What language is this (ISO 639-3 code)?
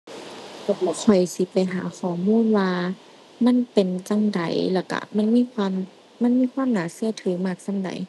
tha